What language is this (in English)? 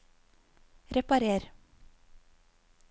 Norwegian